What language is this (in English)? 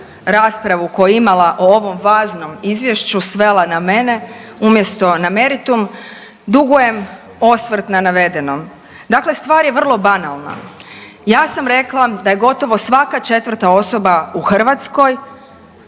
Croatian